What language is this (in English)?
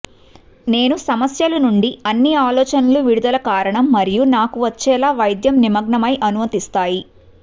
Telugu